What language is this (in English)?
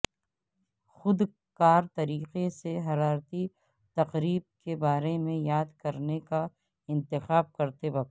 Urdu